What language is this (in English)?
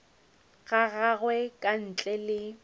Northern Sotho